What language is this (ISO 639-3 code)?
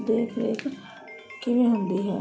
pan